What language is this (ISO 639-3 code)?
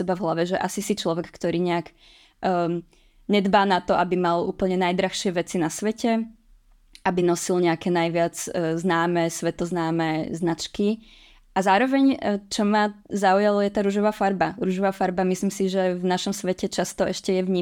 ces